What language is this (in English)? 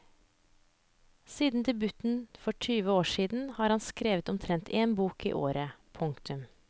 Norwegian